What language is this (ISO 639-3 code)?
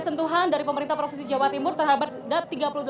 ind